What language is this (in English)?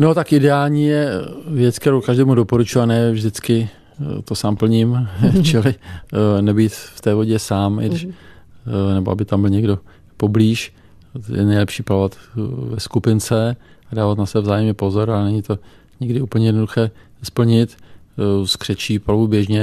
Czech